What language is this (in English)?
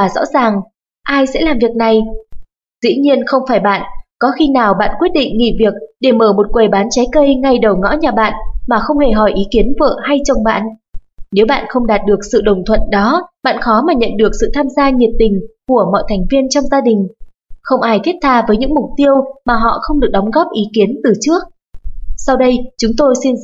Vietnamese